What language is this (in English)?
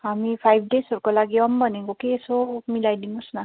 Nepali